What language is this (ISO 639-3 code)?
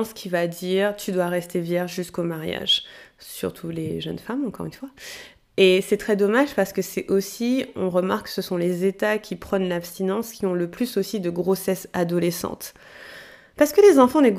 fra